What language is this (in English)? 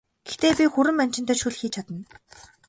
Mongolian